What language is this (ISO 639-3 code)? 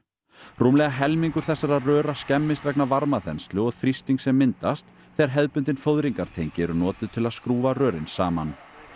isl